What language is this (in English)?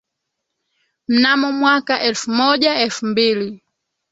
Swahili